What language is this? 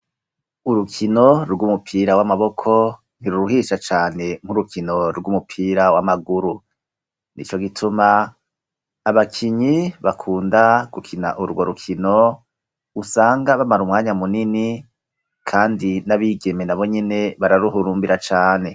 Rundi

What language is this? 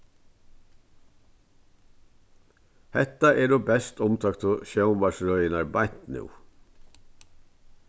Faroese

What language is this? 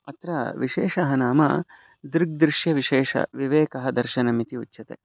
Sanskrit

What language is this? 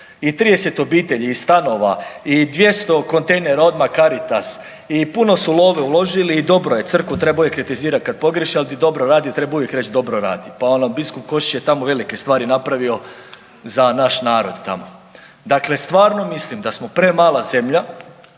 Croatian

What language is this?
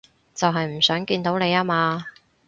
Cantonese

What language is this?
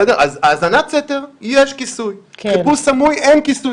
Hebrew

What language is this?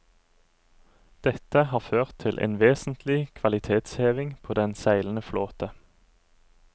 Norwegian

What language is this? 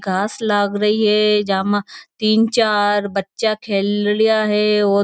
Marwari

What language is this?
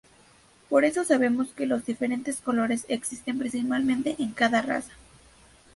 Spanish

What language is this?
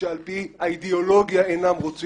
Hebrew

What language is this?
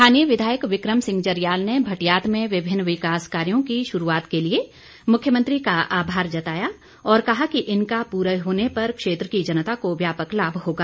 Hindi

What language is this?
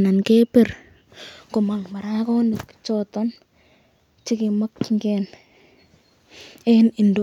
Kalenjin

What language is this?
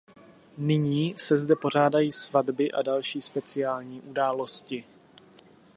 Czech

